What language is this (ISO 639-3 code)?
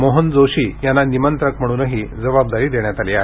mar